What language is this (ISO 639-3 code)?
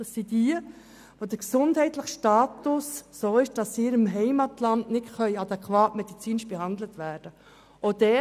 gsw